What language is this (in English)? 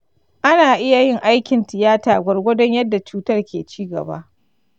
Hausa